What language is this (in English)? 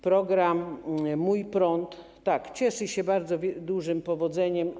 Polish